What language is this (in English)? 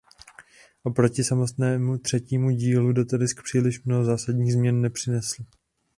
Czech